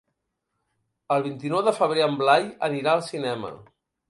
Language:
Catalan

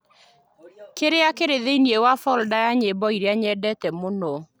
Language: Kikuyu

